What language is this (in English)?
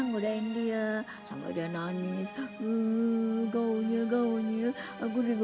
Indonesian